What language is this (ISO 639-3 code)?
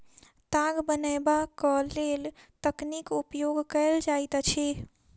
mai